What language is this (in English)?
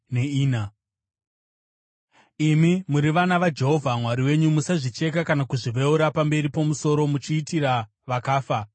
Shona